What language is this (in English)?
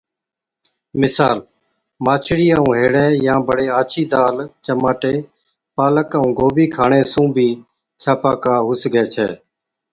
Od